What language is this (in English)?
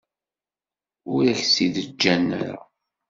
Kabyle